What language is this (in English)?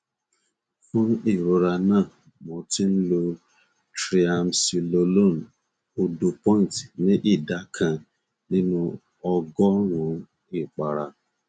Yoruba